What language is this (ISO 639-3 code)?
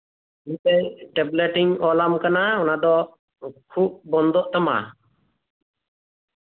sat